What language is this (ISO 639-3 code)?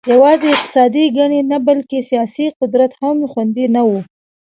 pus